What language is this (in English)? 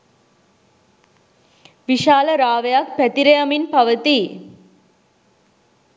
Sinhala